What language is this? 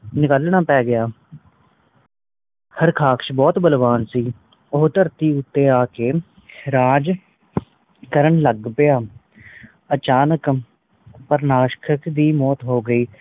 Punjabi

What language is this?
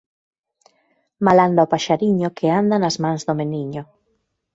Galician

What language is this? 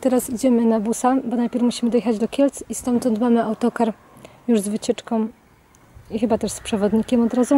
Polish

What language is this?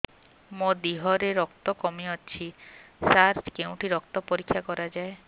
Odia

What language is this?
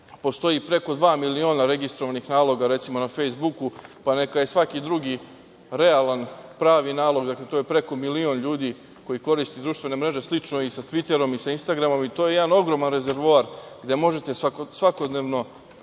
Serbian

